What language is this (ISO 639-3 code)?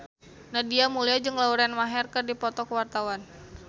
sun